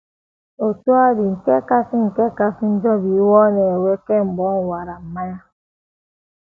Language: Igbo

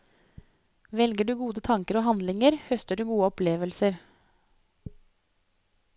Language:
Norwegian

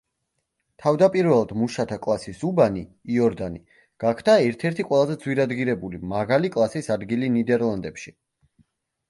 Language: Georgian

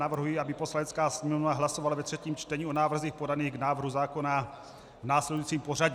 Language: Czech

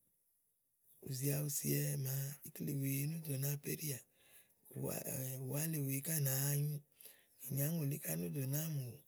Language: Igo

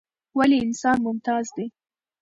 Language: Pashto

